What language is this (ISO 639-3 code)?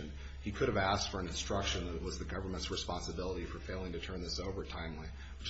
eng